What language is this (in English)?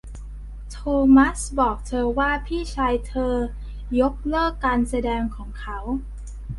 Thai